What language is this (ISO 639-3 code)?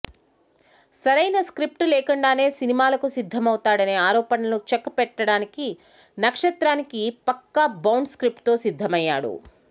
tel